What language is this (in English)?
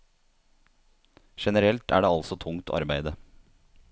Norwegian